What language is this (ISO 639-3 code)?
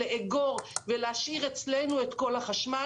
heb